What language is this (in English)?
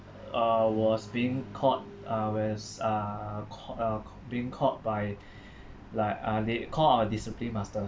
English